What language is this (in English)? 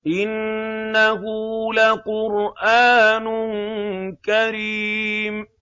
Arabic